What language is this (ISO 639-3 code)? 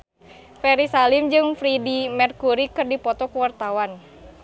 sun